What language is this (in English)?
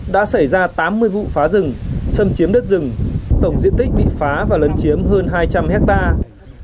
Vietnamese